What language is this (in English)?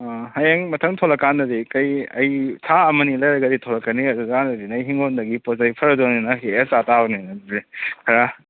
Manipuri